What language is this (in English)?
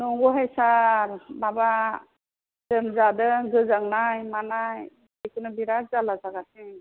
Bodo